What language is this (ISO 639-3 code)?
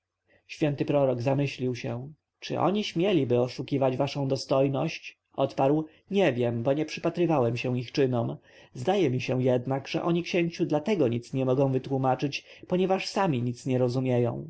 pol